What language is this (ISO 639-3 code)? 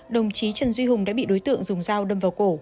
vie